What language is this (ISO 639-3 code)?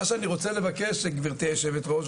heb